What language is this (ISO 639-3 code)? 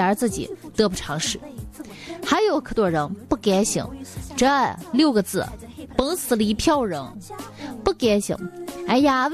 zho